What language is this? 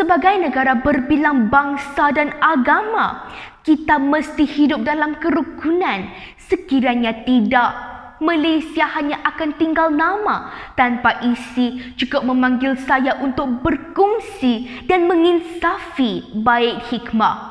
Malay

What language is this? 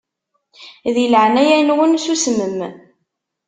Kabyle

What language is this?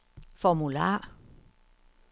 Danish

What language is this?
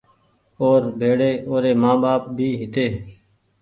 Goaria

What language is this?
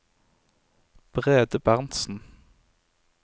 Norwegian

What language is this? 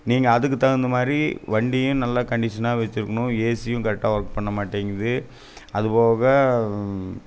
Tamil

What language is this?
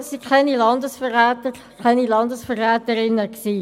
Swiss German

